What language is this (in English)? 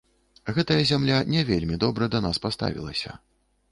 Belarusian